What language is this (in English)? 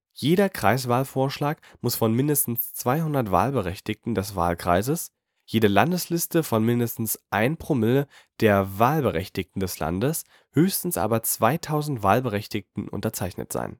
German